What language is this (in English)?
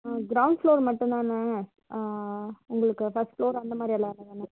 Tamil